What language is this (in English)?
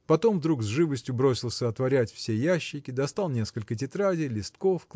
Russian